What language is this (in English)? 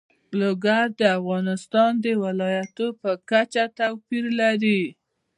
Pashto